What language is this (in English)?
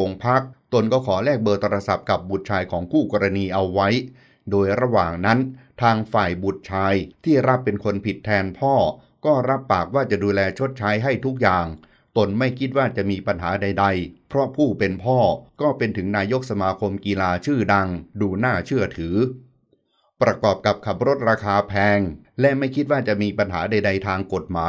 Thai